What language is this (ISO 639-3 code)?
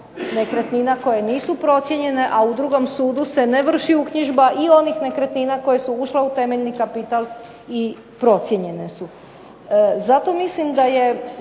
hrv